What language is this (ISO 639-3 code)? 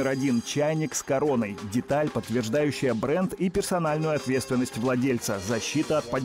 rus